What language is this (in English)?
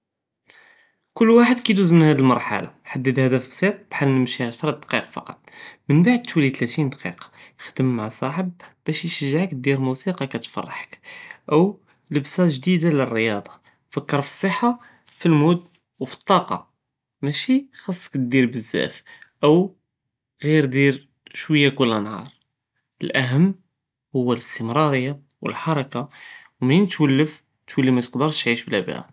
Judeo-Arabic